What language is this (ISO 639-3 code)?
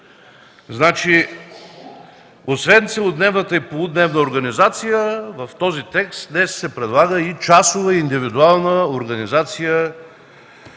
bul